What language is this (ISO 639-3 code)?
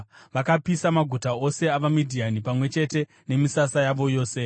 sna